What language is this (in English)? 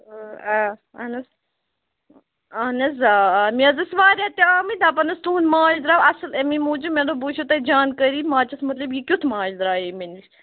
Kashmiri